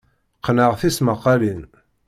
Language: Kabyle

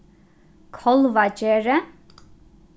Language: Faroese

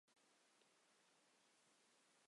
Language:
Chinese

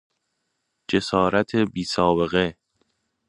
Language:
Persian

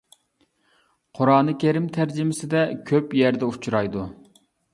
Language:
Uyghur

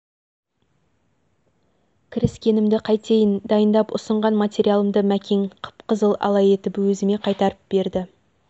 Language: Kazakh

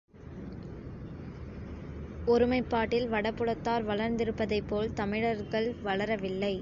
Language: Tamil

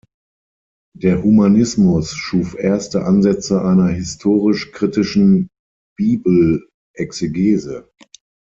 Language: German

